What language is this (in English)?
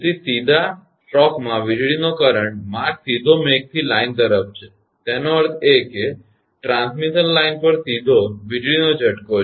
Gujarati